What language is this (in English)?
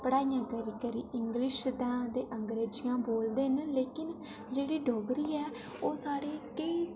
Dogri